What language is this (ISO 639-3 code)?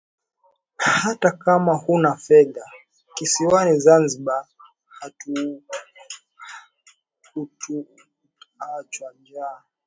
swa